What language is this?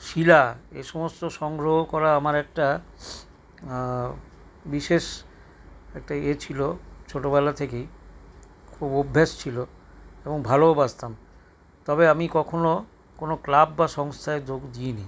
Bangla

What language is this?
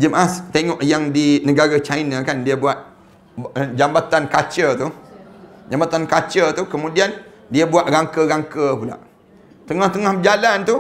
Malay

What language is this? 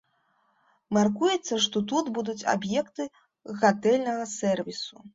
Belarusian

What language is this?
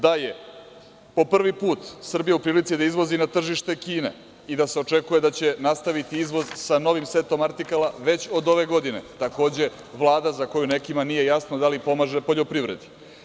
Serbian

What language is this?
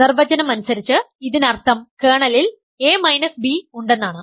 Malayalam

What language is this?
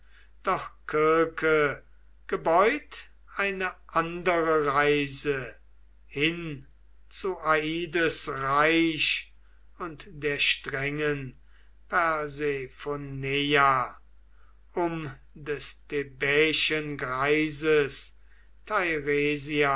German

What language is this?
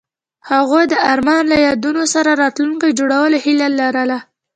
Pashto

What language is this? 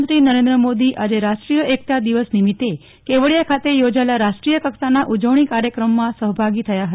Gujarati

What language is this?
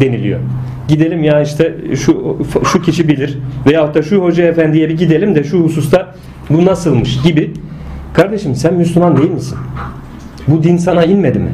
Turkish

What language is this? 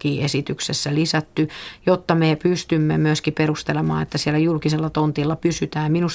Finnish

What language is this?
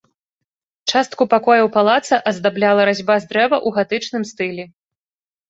Belarusian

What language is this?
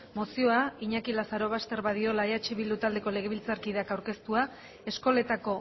Basque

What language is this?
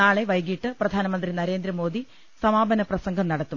Malayalam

